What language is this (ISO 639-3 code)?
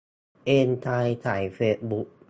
tha